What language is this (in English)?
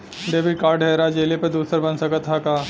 Bhojpuri